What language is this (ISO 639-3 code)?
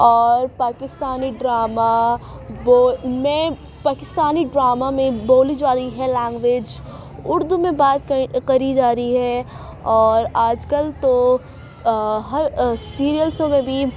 urd